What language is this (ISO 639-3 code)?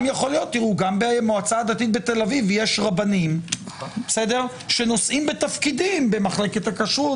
heb